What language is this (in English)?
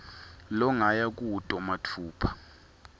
Swati